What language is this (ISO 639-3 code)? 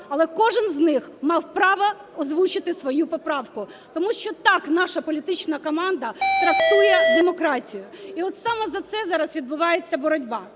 ukr